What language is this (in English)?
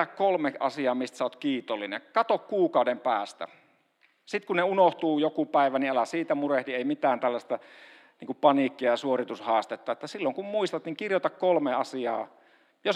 Finnish